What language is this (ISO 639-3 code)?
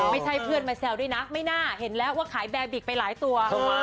tha